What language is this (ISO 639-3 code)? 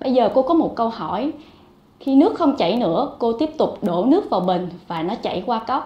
vie